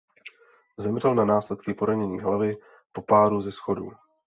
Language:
Czech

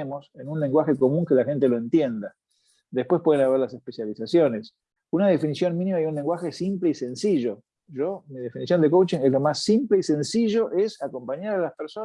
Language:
Spanish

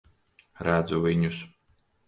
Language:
Latvian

